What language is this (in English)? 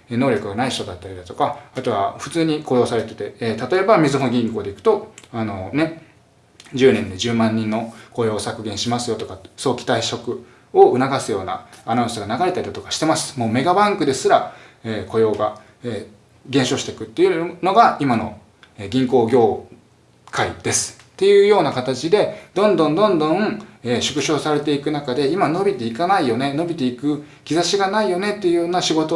Japanese